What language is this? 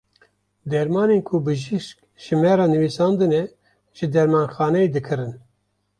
Kurdish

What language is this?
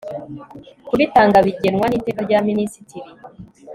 Kinyarwanda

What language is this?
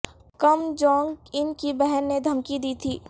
Urdu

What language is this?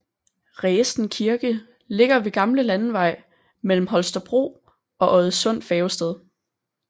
Danish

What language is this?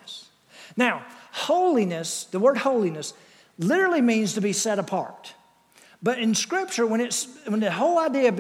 English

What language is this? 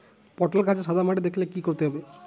Bangla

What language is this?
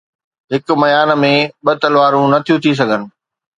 Sindhi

